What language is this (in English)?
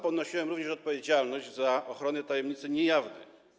Polish